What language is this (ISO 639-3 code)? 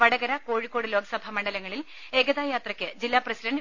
mal